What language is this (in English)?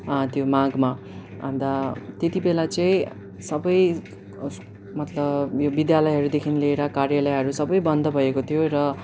Nepali